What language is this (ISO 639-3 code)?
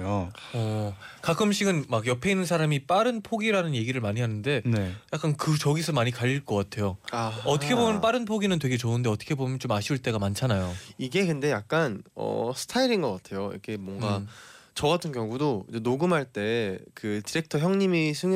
kor